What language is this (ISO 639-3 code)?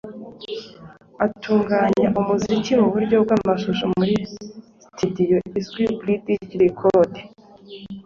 kin